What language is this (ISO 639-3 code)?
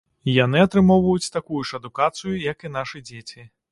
bel